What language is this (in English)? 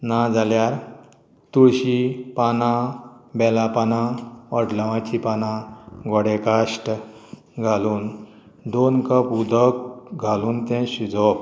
Konkani